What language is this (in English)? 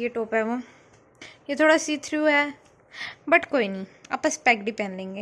Hindi